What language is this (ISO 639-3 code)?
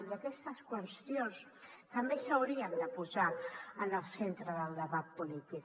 cat